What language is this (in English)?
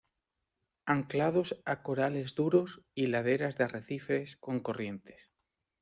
Spanish